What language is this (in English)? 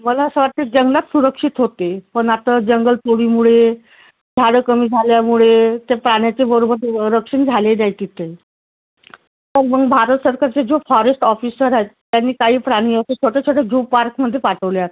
Marathi